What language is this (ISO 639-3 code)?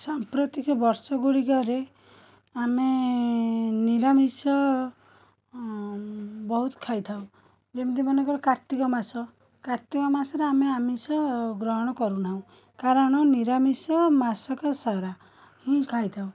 ori